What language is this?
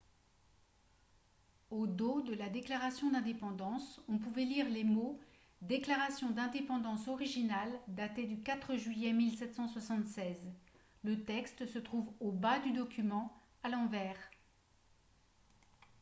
French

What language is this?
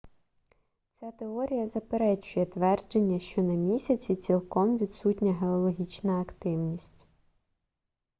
Ukrainian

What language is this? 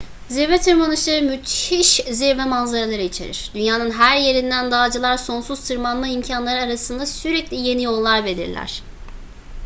Turkish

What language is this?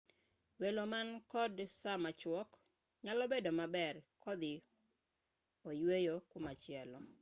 Luo (Kenya and Tanzania)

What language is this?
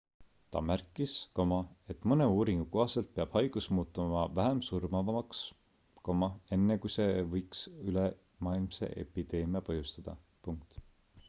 Estonian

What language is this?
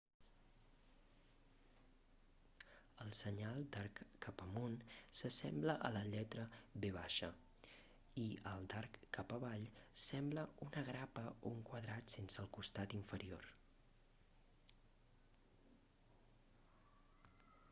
Catalan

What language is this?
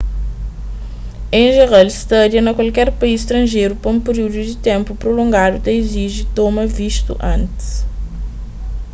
Kabuverdianu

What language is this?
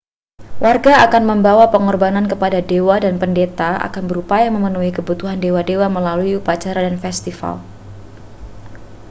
Indonesian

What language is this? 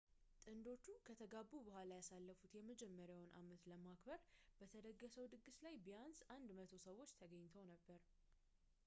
Amharic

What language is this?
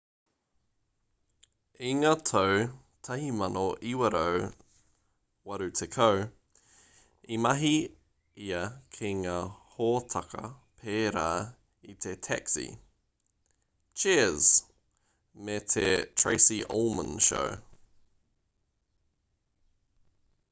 Māori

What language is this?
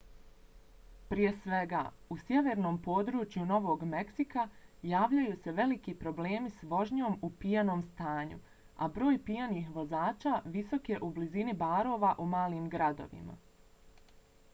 Bosnian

